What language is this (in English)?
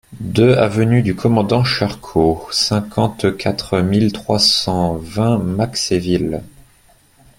French